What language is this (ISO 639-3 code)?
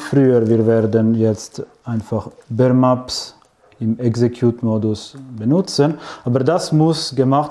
deu